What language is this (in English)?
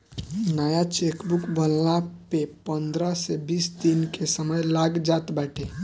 Bhojpuri